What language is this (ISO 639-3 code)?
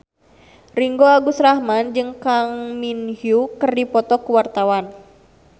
sun